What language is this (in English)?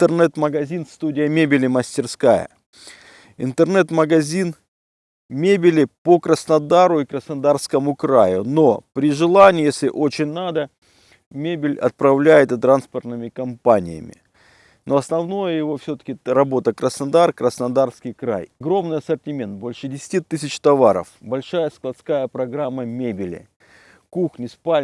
Russian